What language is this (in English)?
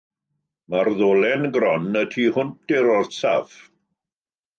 Welsh